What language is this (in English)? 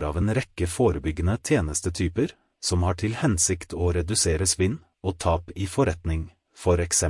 Norwegian